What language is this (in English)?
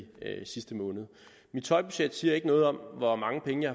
Danish